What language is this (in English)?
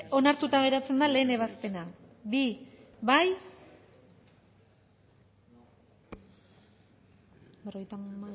Basque